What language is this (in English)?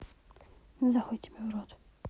Russian